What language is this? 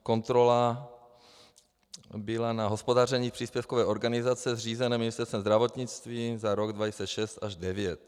Czech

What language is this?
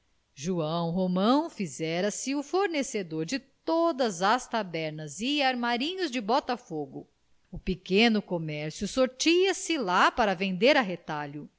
Portuguese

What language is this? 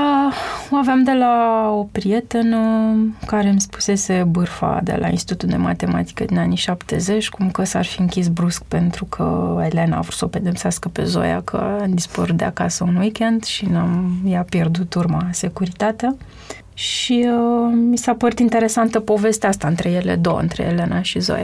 Romanian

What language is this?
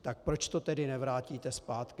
Czech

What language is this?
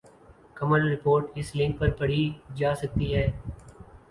Urdu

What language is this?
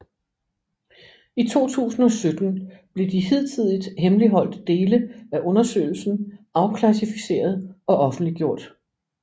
Danish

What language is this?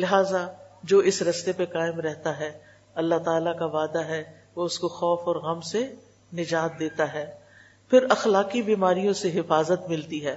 Urdu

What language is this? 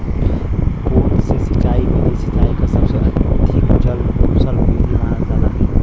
Bhojpuri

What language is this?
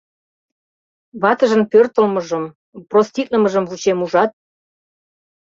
Mari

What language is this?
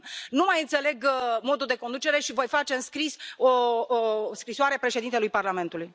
Romanian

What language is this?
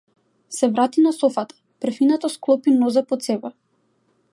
Macedonian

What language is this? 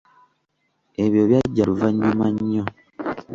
Ganda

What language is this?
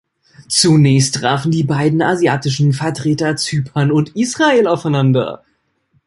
German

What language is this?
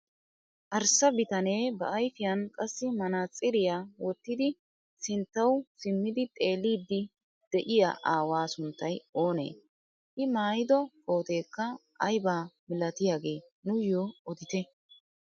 Wolaytta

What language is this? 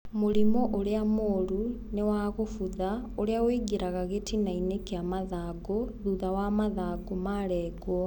Kikuyu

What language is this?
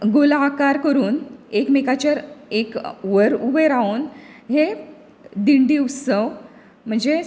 Konkani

